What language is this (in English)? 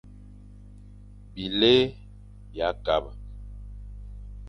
Fang